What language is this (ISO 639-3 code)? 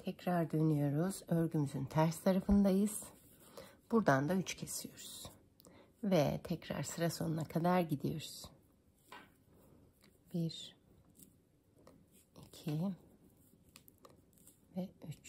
tur